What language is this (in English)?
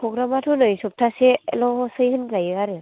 Bodo